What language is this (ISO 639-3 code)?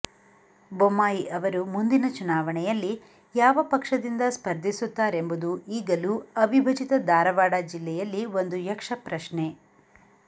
kan